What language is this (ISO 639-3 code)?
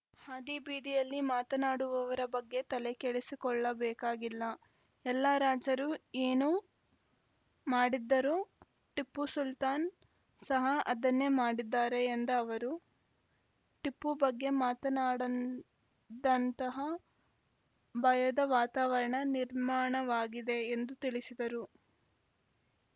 kan